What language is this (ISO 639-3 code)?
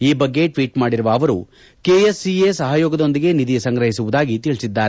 kan